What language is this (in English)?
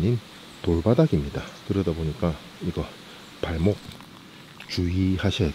Korean